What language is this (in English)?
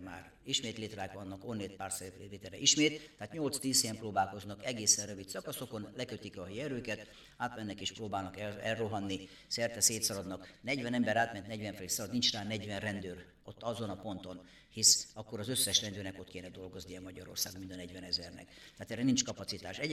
Hungarian